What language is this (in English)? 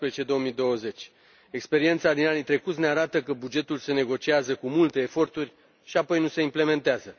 Romanian